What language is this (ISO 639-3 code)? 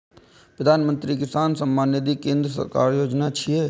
mai